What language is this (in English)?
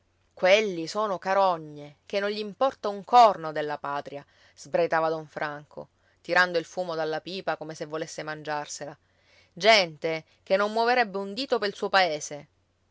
Italian